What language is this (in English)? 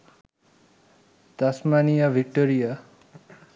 Bangla